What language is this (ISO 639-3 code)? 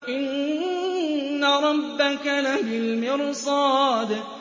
ara